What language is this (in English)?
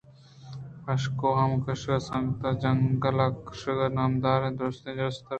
Eastern Balochi